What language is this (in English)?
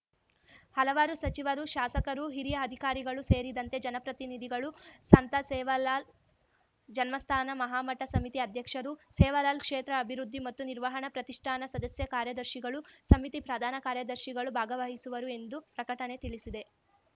Kannada